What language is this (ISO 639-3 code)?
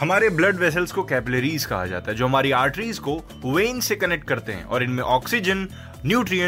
hin